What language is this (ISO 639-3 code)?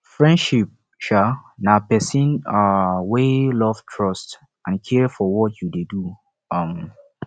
pcm